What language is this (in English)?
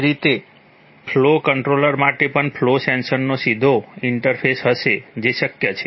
Gujarati